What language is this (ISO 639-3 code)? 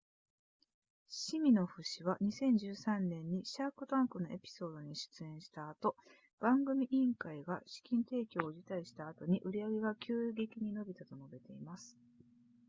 jpn